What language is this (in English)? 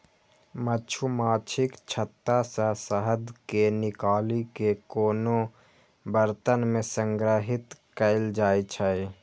Maithili